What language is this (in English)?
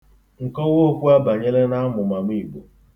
Igbo